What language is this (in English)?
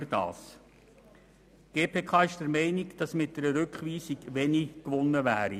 Swiss German